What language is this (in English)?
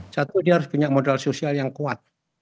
Indonesian